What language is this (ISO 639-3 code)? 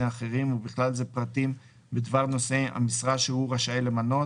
heb